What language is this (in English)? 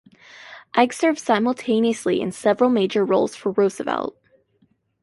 English